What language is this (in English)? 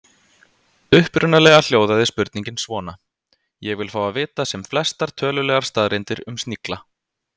Icelandic